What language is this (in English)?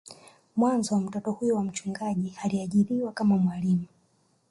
Swahili